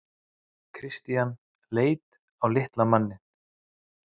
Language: Icelandic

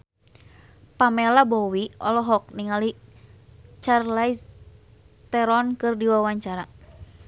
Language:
Sundanese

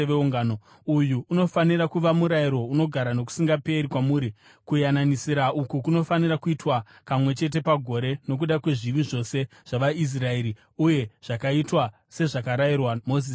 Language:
Shona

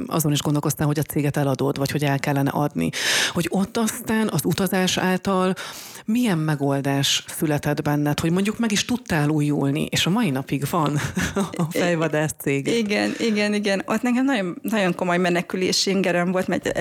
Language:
Hungarian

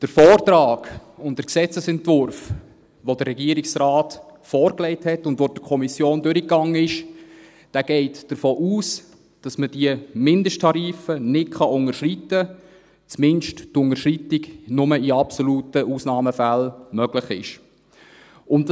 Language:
Swiss German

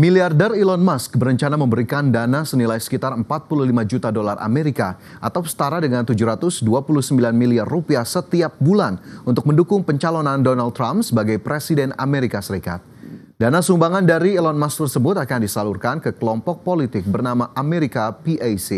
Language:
Indonesian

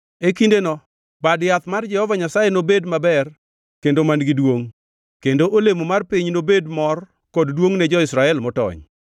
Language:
Luo (Kenya and Tanzania)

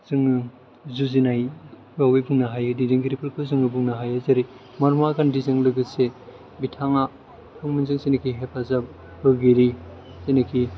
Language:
Bodo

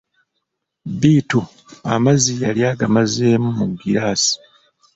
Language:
Ganda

